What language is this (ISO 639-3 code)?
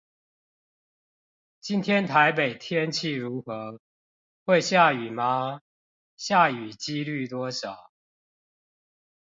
zho